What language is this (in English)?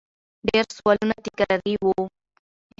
Pashto